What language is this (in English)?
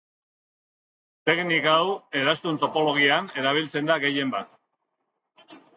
Basque